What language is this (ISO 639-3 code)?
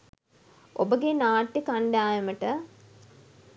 sin